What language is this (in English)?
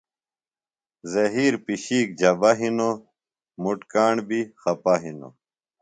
Phalura